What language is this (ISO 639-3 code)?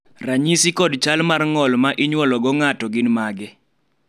luo